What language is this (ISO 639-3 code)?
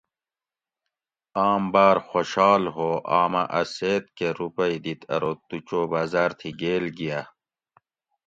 gwc